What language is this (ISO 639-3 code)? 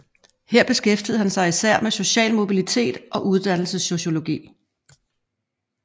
dan